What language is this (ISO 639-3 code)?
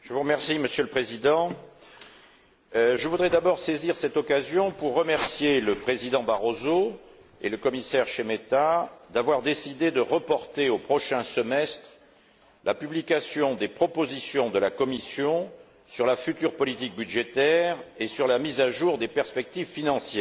fra